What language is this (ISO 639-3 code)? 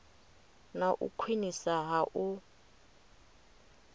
ven